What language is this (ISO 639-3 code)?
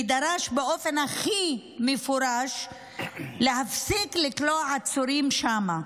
heb